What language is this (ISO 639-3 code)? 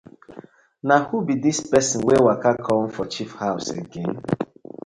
pcm